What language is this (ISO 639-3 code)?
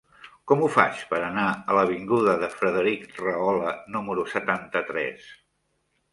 cat